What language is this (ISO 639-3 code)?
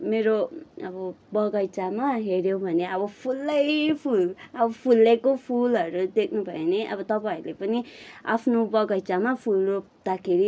nep